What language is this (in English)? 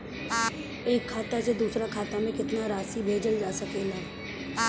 Bhojpuri